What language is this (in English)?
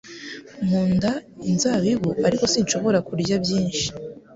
Kinyarwanda